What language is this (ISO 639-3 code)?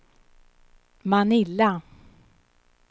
swe